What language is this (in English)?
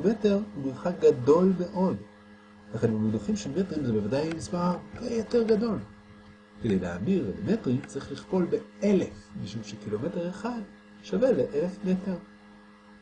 Hebrew